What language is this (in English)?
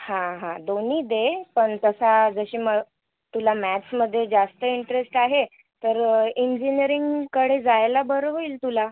Marathi